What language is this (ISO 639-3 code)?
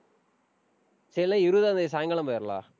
tam